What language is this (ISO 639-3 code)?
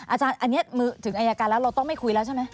tha